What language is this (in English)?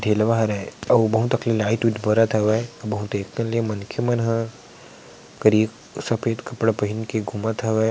Chhattisgarhi